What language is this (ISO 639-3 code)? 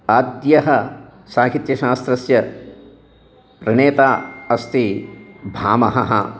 san